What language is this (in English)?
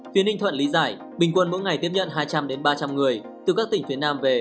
Vietnamese